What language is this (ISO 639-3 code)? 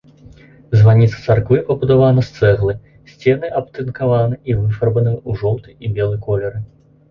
bel